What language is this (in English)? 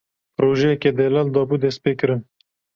Kurdish